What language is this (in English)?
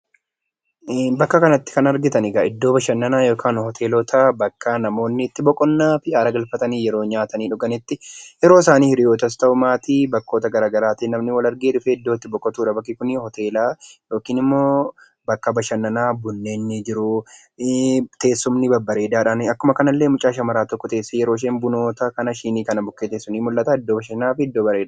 Oromo